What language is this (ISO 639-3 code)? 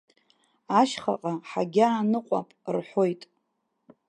abk